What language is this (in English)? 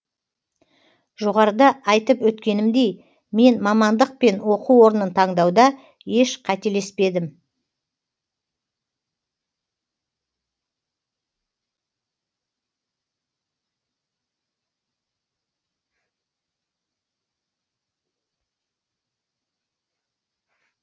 Kazakh